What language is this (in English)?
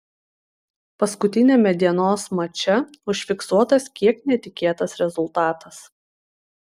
Lithuanian